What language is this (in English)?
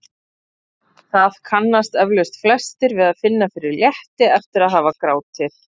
Icelandic